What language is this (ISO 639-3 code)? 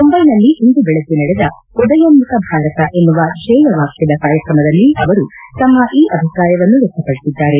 kan